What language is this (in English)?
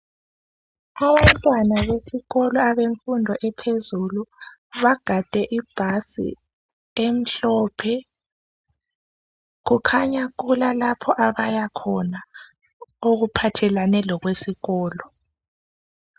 North Ndebele